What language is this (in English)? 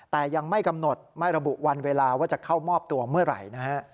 Thai